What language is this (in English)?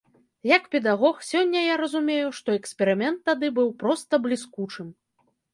Belarusian